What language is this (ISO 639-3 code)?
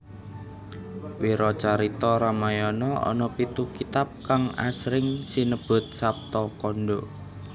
jav